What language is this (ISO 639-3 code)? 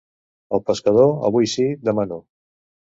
cat